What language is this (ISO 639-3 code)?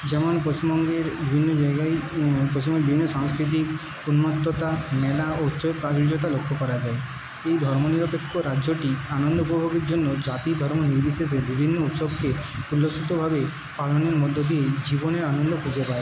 ben